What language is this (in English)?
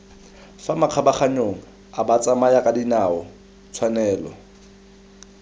Tswana